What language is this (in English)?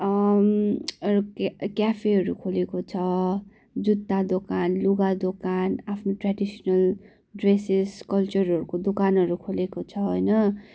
Nepali